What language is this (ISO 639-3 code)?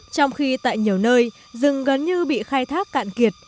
vie